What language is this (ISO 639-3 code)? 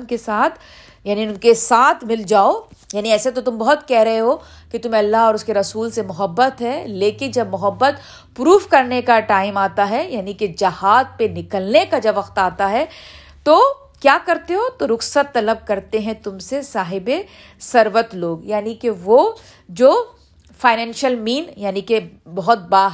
urd